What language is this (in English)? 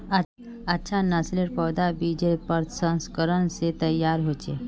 Magahi